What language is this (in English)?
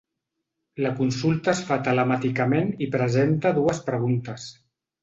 Catalan